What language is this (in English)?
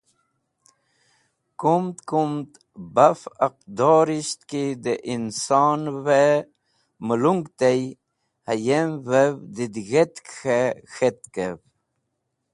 Wakhi